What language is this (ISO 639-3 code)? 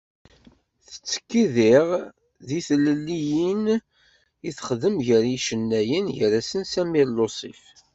kab